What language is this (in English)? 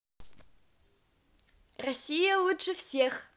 Russian